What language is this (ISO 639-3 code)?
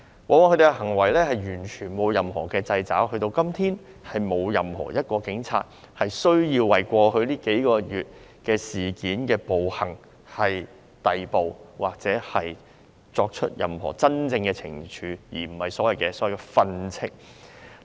yue